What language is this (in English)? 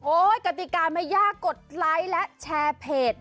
Thai